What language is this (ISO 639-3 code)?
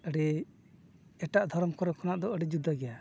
sat